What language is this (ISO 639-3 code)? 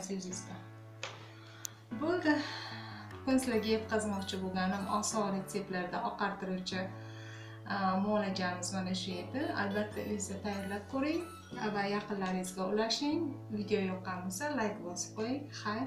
tur